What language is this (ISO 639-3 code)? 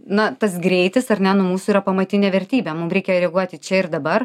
lit